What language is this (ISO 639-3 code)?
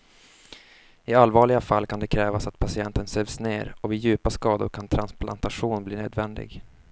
swe